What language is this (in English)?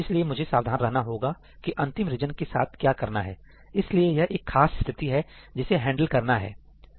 Hindi